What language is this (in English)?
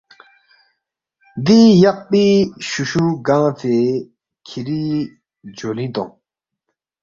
Balti